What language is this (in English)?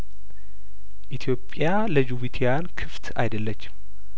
Amharic